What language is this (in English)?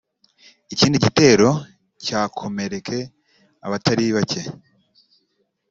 Kinyarwanda